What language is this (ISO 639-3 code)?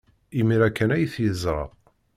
kab